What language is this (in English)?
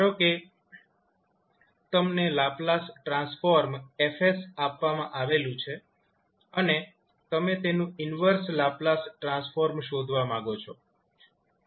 Gujarati